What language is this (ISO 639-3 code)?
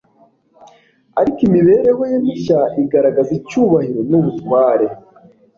kin